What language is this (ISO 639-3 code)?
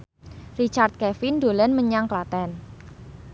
jav